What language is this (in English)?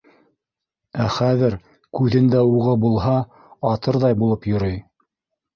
Bashkir